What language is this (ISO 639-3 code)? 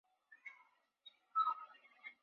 zho